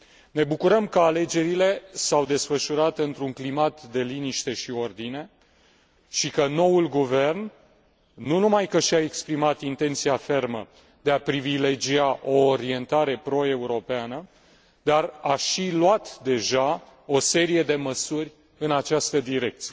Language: Romanian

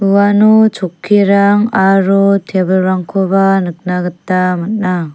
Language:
Garo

